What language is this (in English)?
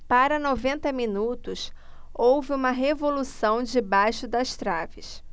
Portuguese